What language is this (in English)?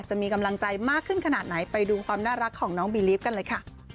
Thai